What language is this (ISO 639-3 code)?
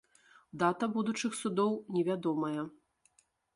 bel